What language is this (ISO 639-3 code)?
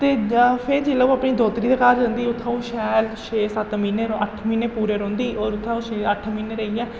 doi